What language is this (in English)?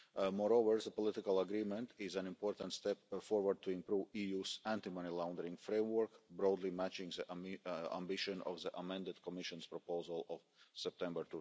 English